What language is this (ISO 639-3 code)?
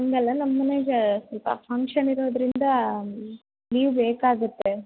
kan